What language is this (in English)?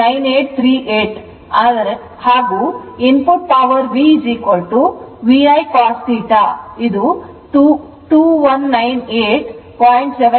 Kannada